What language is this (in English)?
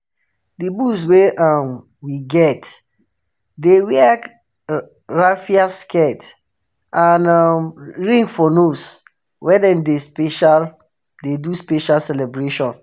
Nigerian Pidgin